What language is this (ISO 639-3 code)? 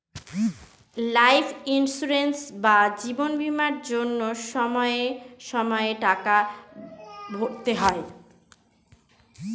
ben